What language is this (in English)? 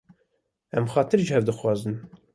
Kurdish